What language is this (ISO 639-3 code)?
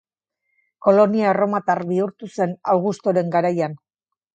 eus